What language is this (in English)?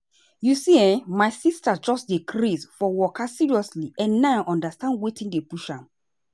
Nigerian Pidgin